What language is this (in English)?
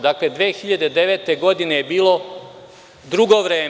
Serbian